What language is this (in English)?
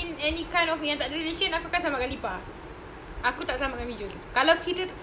Malay